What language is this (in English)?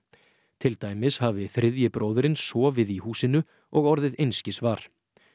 Icelandic